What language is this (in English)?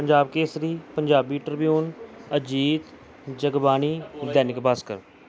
Punjabi